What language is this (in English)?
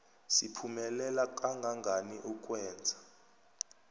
South Ndebele